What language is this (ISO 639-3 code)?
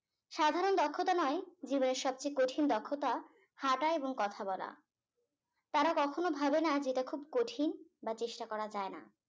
ben